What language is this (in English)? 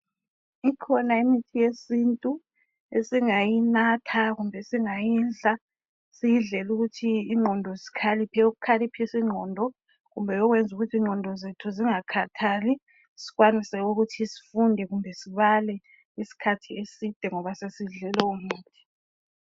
North Ndebele